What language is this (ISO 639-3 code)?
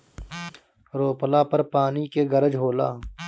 bho